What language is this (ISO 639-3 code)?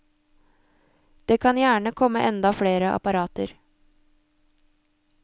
nor